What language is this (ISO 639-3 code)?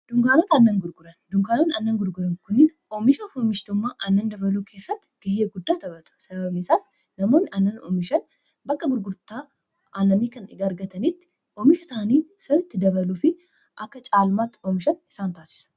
orm